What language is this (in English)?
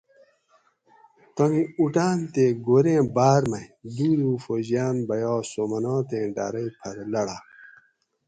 Gawri